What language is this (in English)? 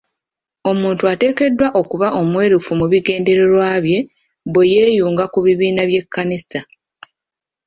Ganda